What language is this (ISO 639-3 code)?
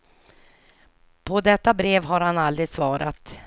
swe